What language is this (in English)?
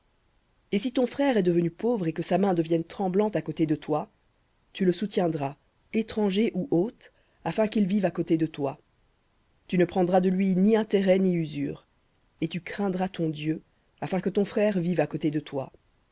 French